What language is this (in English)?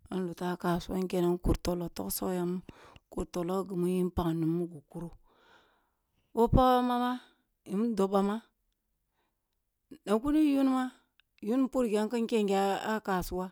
Kulung (Nigeria)